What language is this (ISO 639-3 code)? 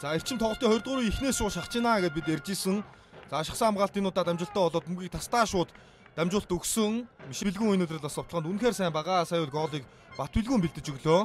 tur